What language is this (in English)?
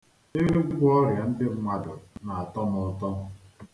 Igbo